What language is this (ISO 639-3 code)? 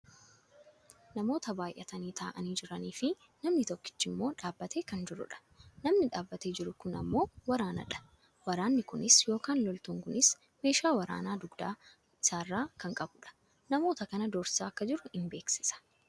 orm